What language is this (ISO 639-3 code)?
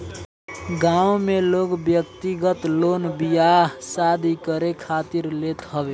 bho